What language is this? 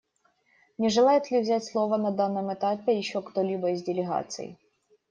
Russian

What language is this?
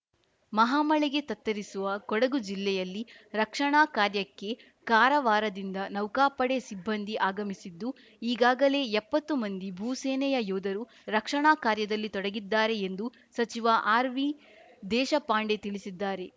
Kannada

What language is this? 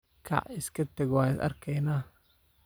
Somali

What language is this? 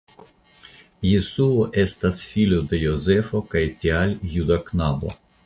Esperanto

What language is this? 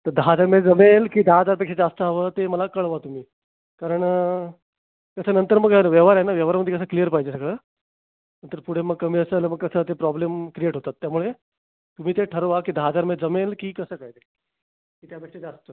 Marathi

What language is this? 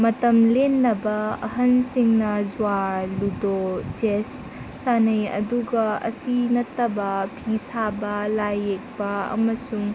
Manipuri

